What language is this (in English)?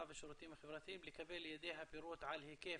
Hebrew